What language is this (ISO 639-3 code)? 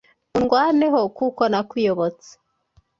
kin